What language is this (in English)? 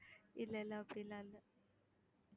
Tamil